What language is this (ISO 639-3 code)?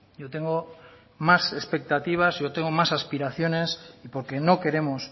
spa